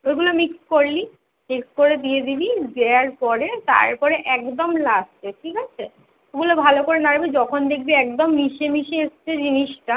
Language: Bangla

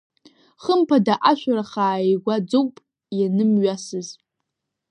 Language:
Abkhazian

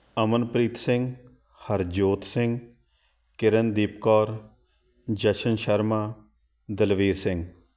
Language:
Punjabi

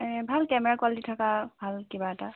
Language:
Assamese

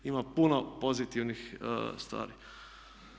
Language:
Croatian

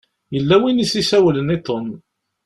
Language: Kabyle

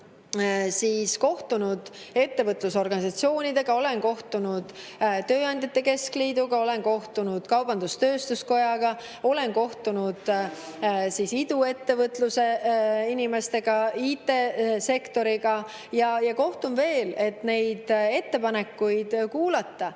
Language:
Estonian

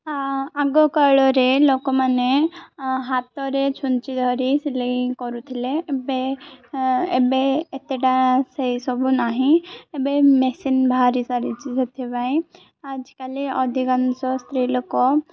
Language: Odia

